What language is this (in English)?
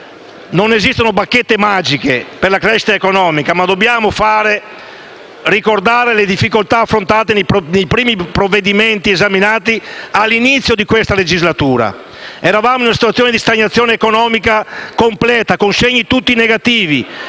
Italian